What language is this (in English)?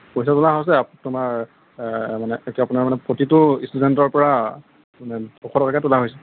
Assamese